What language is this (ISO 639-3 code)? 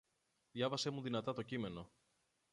ell